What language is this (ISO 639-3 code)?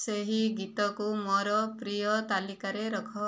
ori